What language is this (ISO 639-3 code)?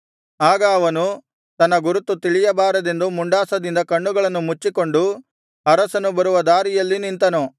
kan